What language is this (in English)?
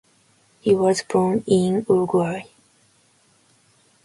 English